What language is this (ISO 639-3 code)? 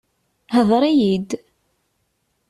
kab